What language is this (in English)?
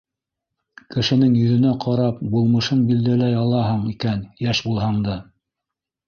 Bashkir